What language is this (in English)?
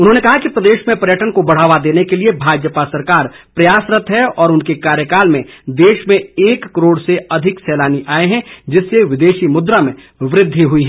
Hindi